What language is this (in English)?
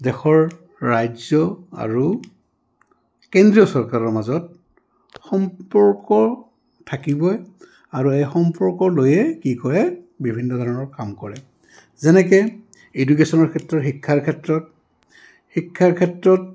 Assamese